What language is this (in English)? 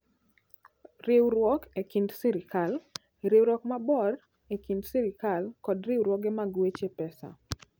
Luo (Kenya and Tanzania)